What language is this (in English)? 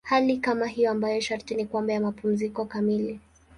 Swahili